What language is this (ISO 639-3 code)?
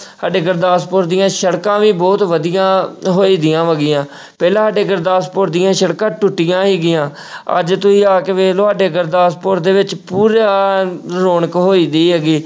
pan